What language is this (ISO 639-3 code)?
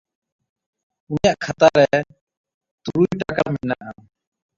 sat